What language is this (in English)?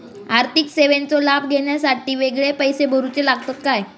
Marathi